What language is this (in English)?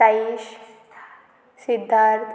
Konkani